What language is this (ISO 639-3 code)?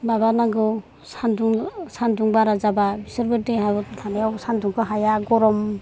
brx